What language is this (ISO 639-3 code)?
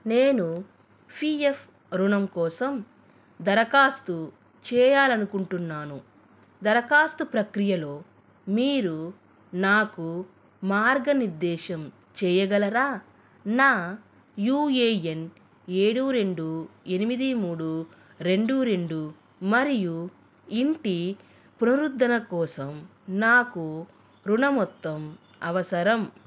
tel